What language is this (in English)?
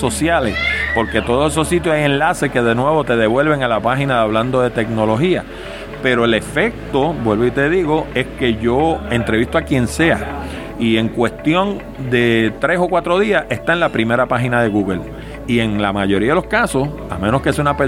Spanish